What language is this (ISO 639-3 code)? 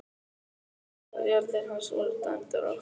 isl